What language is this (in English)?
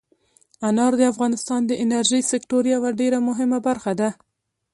Pashto